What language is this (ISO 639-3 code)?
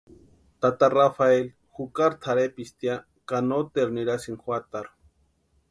pua